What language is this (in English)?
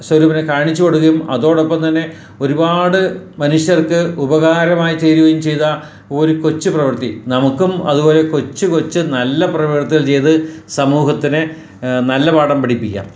Malayalam